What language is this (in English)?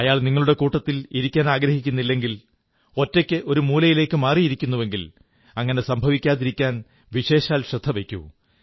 Malayalam